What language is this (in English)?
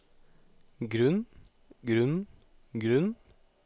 Norwegian